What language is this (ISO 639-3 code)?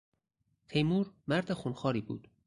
fas